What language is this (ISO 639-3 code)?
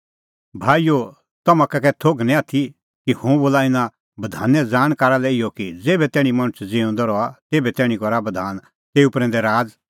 kfx